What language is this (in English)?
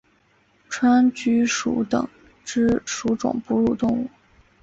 Chinese